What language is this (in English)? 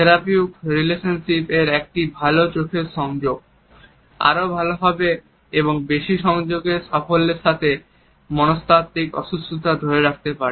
Bangla